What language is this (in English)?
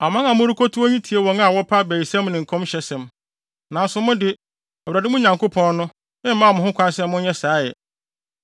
Akan